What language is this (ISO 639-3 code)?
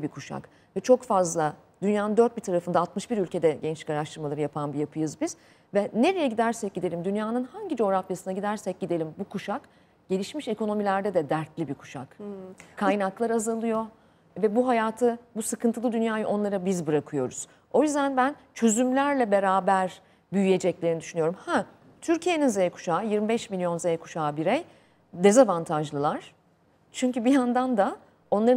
tur